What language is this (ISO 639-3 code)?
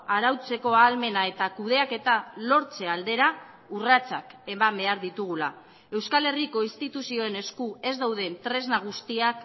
eus